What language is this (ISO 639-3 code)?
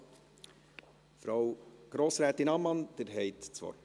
gsw